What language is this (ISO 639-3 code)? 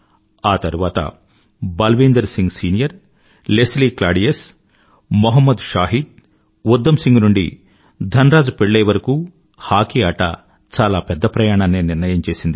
tel